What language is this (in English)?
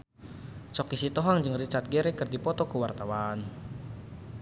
Sundanese